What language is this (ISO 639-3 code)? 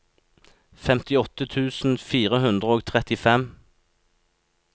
nor